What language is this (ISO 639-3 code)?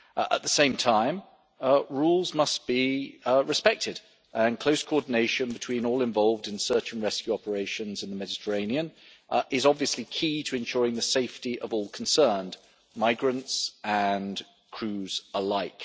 eng